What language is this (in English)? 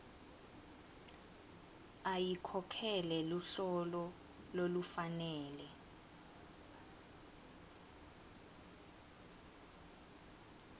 Swati